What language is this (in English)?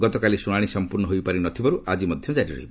Odia